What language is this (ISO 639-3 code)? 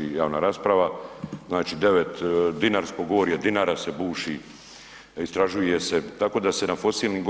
hrv